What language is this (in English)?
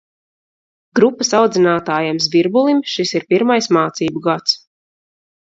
Latvian